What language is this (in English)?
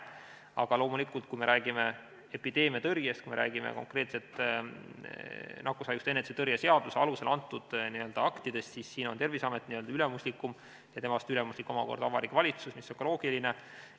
Estonian